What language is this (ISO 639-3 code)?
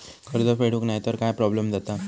mar